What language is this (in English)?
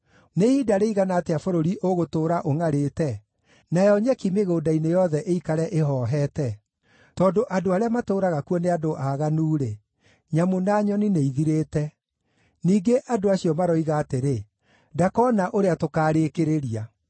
Kikuyu